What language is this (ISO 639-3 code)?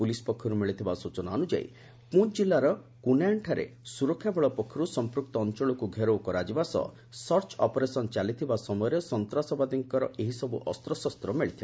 ori